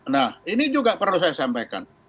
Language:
Indonesian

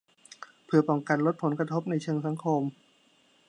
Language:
Thai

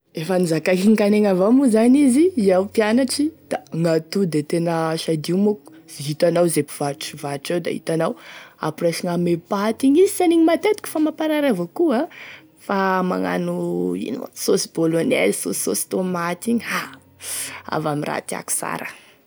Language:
Tesaka Malagasy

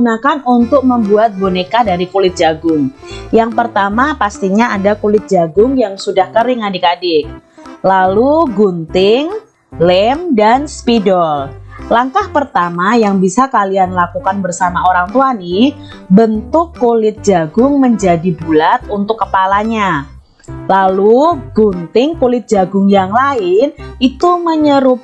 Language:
Indonesian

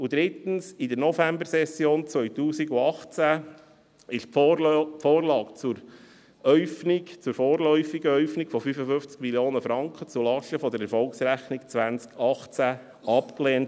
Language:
Swiss German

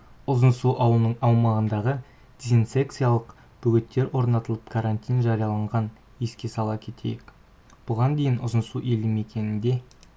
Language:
Kazakh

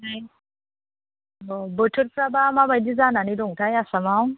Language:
Bodo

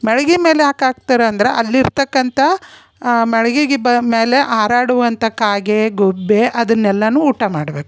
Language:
Kannada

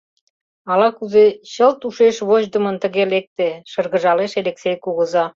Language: Mari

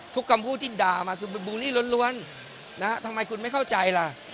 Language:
Thai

